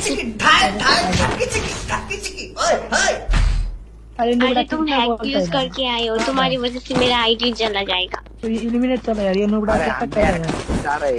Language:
Hindi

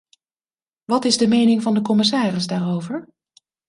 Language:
Dutch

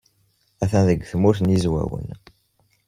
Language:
Kabyle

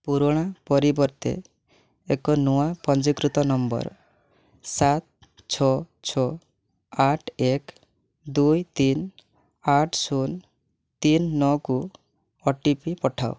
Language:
Odia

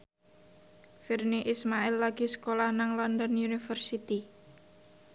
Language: Javanese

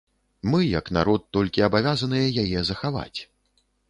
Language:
Belarusian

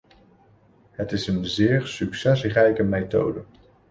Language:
Dutch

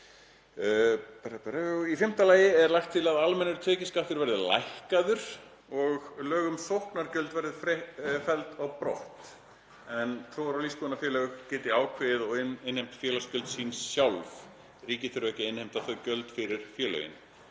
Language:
Icelandic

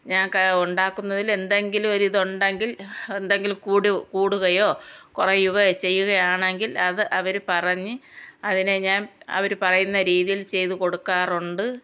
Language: Malayalam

